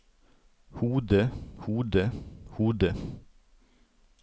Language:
Norwegian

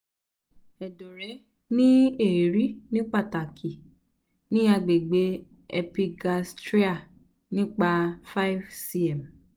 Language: Yoruba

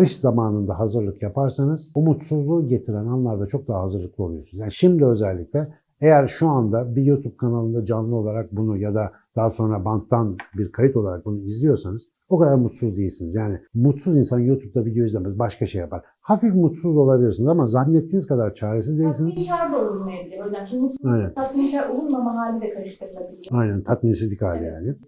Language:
Turkish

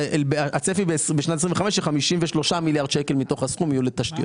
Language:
Hebrew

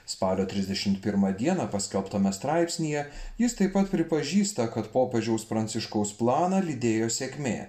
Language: Lithuanian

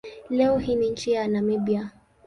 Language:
Swahili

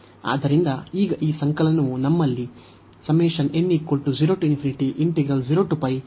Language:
Kannada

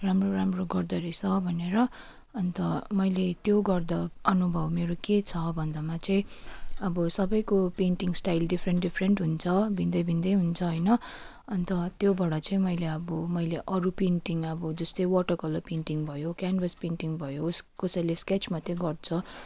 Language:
Nepali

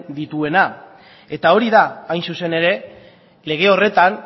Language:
Basque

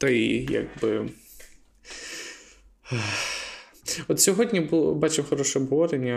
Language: Ukrainian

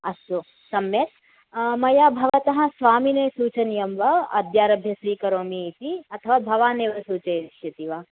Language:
Sanskrit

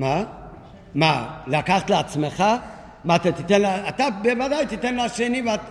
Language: Hebrew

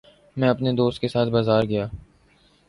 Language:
Urdu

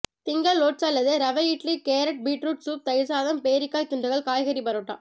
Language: Tamil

